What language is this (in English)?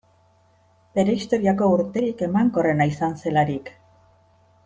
Basque